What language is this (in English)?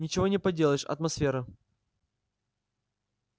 Russian